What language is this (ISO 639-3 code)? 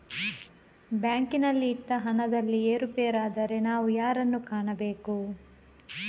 kan